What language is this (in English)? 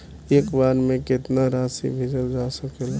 Bhojpuri